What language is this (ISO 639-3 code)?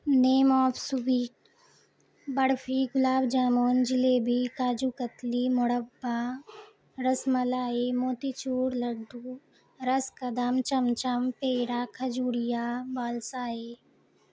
urd